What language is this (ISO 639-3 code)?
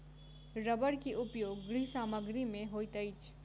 mai